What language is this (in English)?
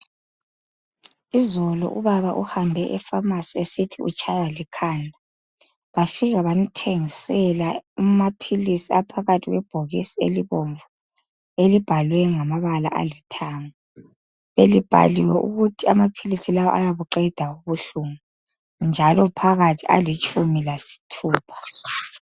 North Ndebele